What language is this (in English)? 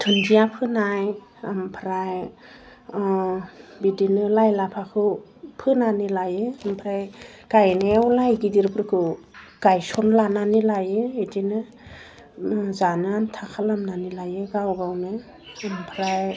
Bodo